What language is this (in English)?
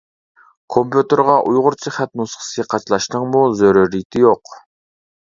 Uyghur